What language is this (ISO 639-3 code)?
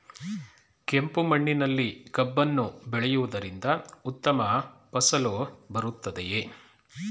kan